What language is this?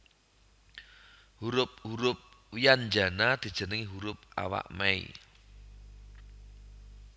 Javanese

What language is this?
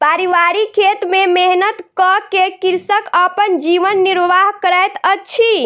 Maithili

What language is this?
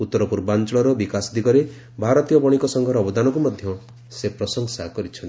Odia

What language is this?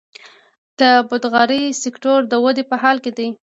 Pashto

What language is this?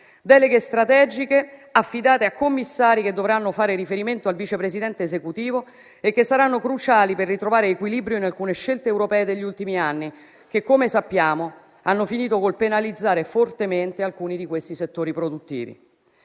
Italian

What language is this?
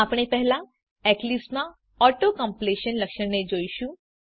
Gujarati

